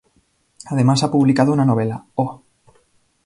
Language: Spanish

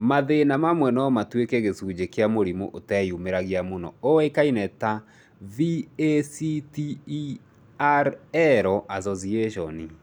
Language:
Kikuyu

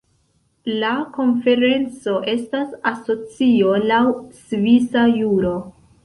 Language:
Esperanto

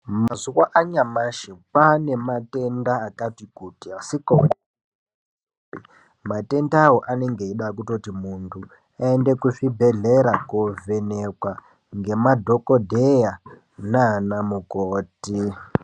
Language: Ndau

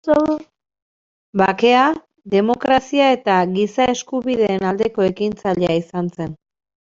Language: Basque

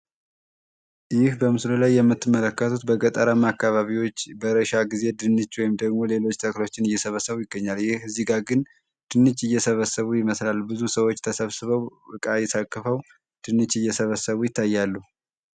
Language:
Amharic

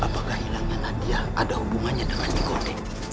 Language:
Indonesian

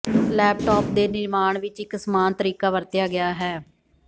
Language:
Punjabi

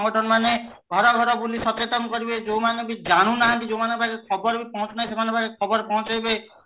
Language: Odia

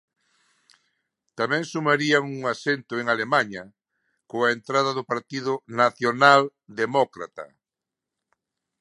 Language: Galician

